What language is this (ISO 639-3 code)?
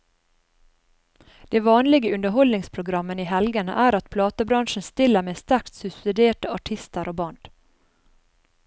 nor